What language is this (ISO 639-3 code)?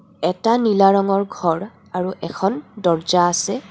asm